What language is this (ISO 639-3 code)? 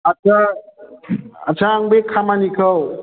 brx